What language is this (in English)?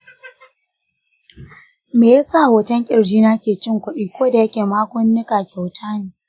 Hausa